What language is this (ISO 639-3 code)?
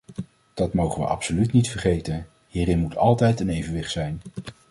nld